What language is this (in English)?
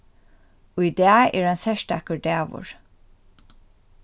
Faroese